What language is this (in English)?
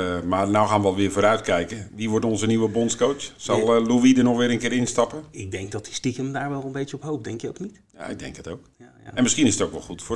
Dutch